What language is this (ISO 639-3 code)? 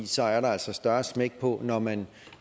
dan